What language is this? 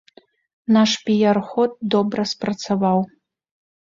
Belarusian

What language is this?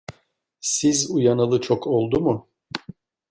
Turkish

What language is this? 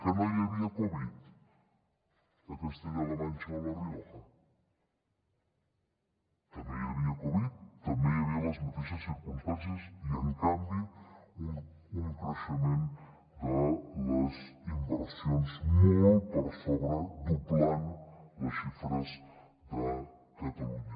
Catalan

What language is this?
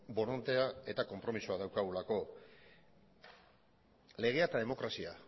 Basque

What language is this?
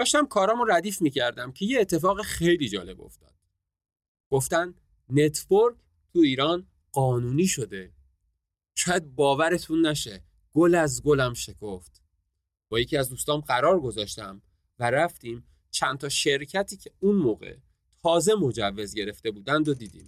Persian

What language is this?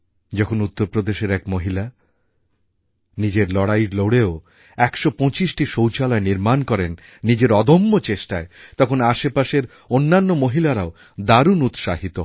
Bangla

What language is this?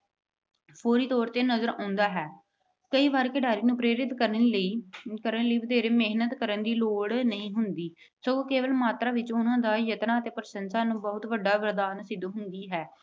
Punjabi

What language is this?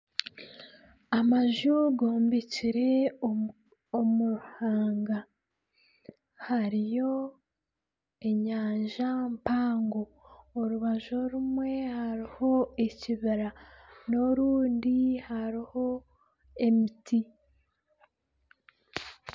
Nyankole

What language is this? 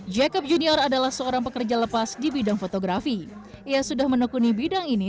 Indonesian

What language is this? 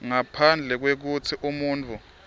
Swati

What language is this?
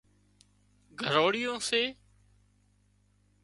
Wadiyara Koli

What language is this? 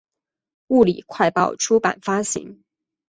Chinese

